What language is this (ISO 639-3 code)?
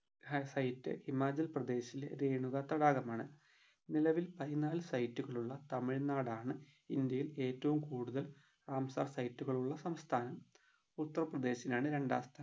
mal